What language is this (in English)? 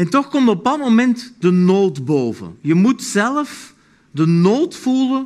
Dutch